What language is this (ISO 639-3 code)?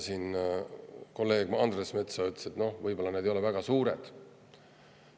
est